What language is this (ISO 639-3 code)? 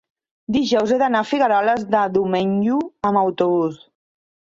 cat